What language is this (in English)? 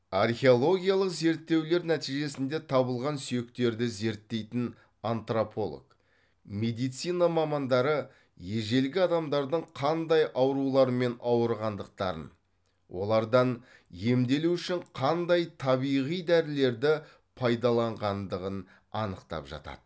Kazakh